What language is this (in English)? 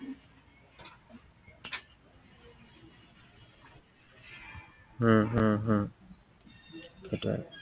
Assamese